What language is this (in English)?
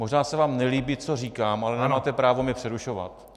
Czech